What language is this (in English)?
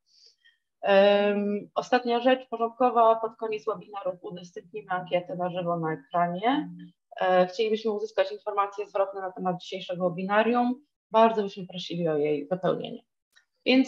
Polish